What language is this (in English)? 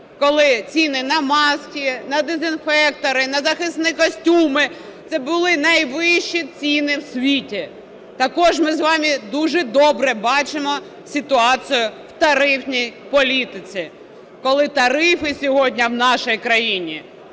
Ukrainian